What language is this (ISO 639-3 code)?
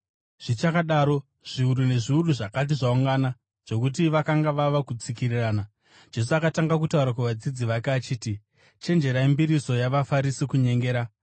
sna